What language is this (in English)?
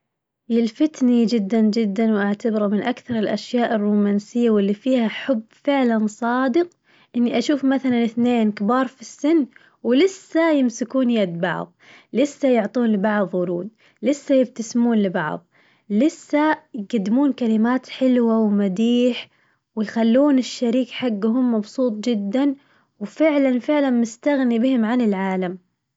Najdi Arabic